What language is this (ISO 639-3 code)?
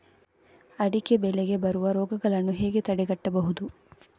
kan